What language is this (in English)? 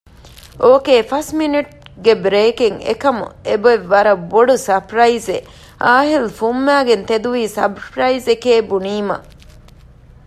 Divehi